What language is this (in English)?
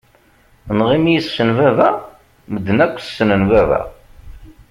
Kabyle